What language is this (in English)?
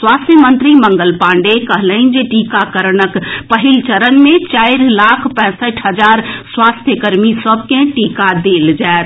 Maithili